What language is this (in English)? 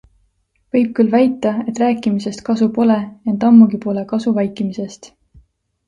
Estonian